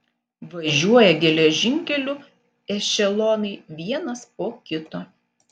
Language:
Lithuanian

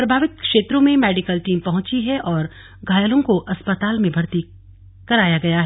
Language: Hindi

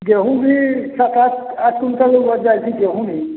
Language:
Maithili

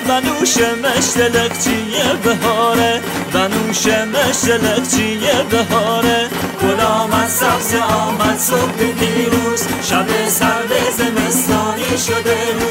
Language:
Persian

